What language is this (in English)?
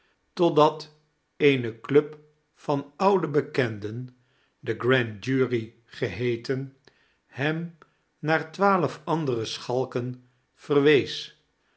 Dutch